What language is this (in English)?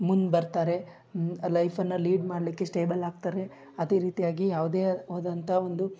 Kannada